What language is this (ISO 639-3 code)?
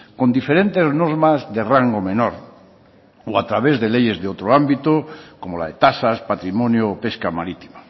spa